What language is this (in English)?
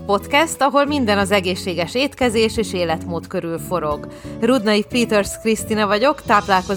Hungarian